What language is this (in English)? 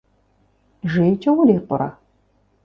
Kabardian